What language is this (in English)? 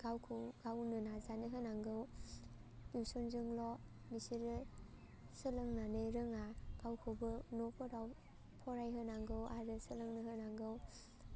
Bodo